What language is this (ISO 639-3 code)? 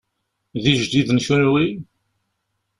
kab